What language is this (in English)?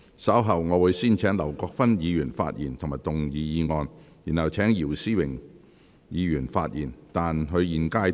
Cantonese